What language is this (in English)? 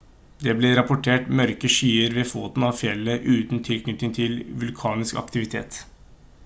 Norwegian Bokmål